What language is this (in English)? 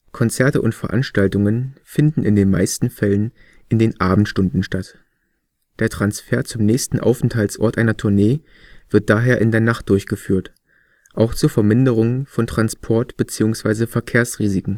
German